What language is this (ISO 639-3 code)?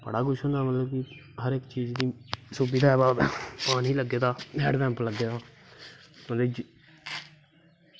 doi